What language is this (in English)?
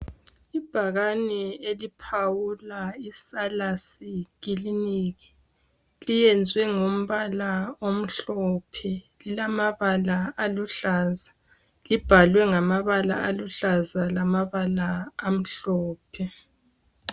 North Ndebele